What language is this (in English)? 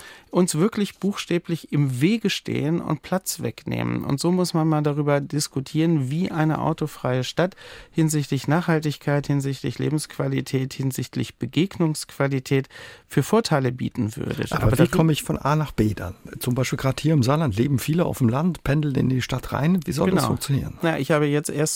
German